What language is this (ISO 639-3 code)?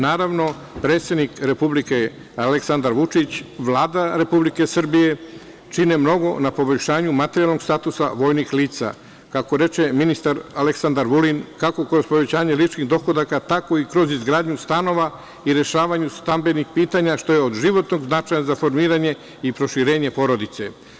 srp